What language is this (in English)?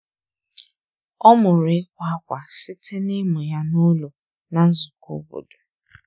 Igbo